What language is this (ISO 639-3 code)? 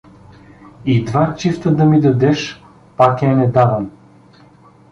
bul